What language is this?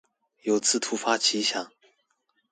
Chinese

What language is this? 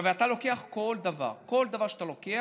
Hebrew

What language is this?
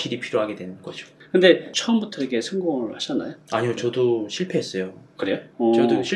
Korean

